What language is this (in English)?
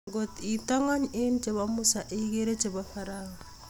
Kalenjin